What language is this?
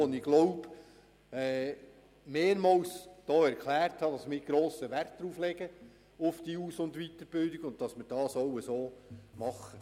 Swiss German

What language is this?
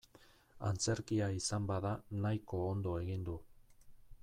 Basque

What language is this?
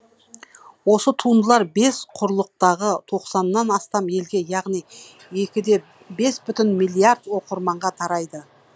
Kazakh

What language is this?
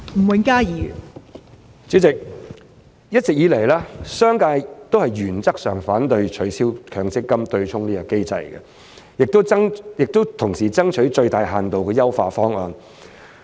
Cantonese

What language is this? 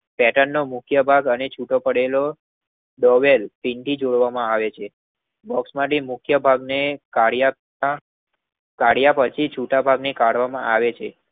Gujarati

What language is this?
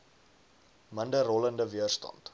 Afrikaans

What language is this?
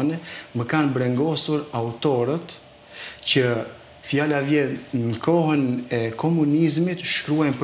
Romanian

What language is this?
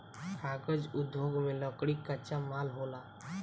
Bhojpuri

